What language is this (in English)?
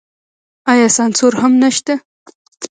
Pashto